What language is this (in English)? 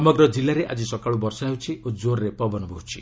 Odia